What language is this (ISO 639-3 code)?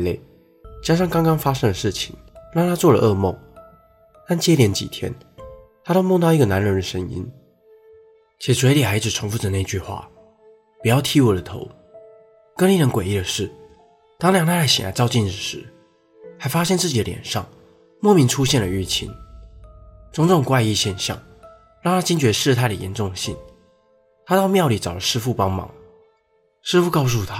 zho